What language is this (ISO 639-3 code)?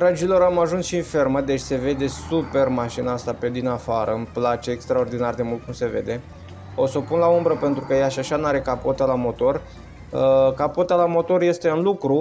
ron